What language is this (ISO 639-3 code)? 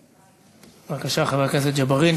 heb